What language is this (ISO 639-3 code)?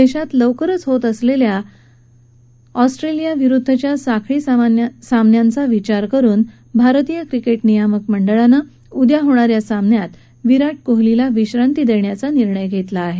mar